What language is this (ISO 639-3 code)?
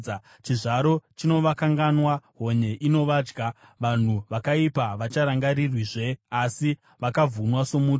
sna